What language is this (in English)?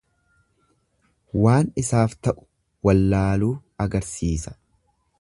Oromo